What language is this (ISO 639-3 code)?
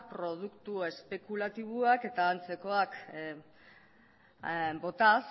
eus